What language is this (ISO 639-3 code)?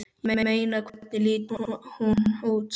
isl